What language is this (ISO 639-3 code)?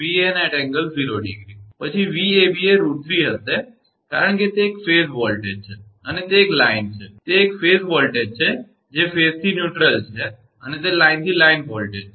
guj